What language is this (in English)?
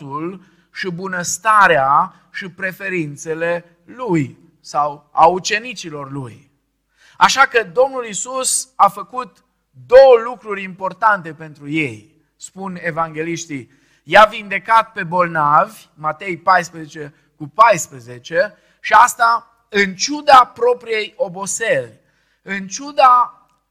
Romanian